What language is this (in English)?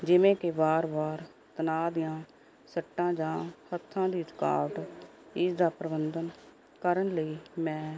Punjabi